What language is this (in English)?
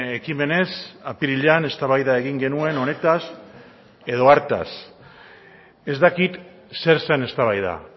Basque